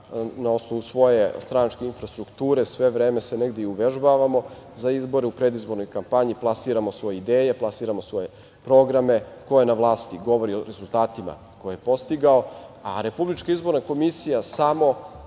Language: Serbian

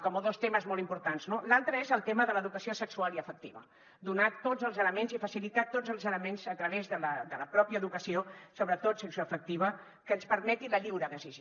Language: Catalan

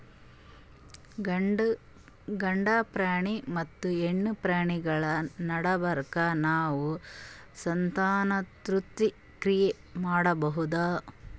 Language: Kannada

